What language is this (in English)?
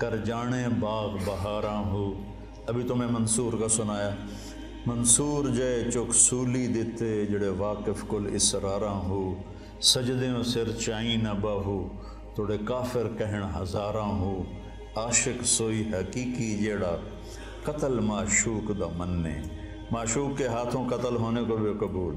Urdu